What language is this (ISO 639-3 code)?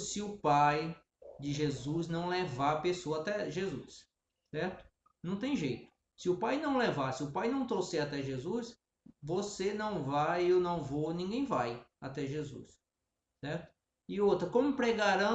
por